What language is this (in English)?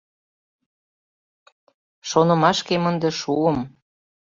Mari